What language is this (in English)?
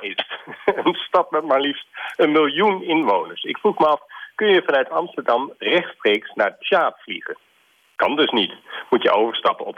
Dutch